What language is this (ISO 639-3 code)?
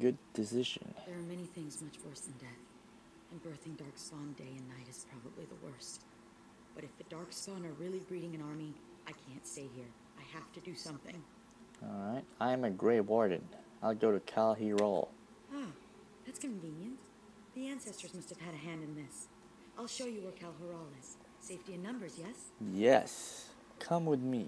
eng